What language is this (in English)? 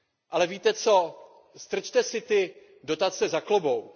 Czech